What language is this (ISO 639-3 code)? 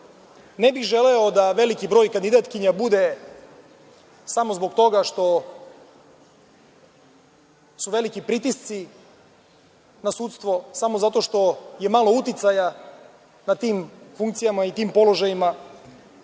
srp